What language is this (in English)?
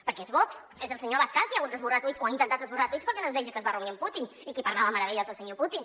Catalan